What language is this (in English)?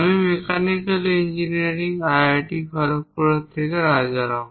Bangla